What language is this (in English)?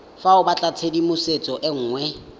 Tswana